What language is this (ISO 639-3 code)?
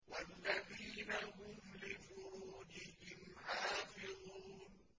ara